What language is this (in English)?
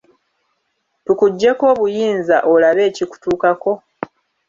Ganda